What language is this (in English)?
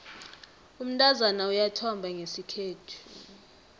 South Ndebele